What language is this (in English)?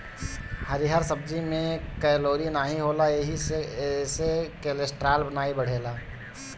Bhojpuri